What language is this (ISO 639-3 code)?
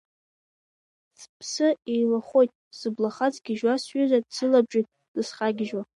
abk